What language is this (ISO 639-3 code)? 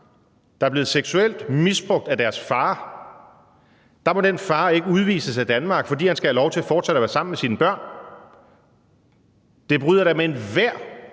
dan